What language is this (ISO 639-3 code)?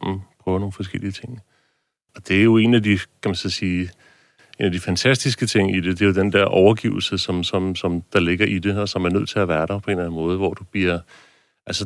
dan